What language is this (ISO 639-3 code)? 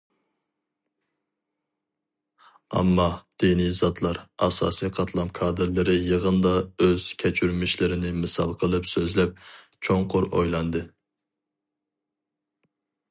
uig